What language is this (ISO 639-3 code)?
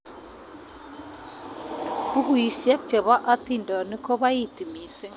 kln